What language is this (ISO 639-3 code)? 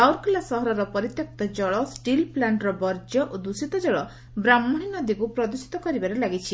ori